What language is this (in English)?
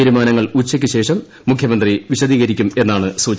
Malayalam